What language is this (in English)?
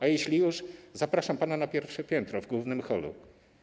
Polish